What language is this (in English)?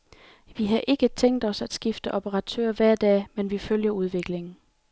Danish